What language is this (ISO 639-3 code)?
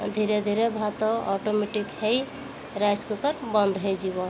ori